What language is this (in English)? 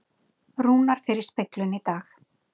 Icelandic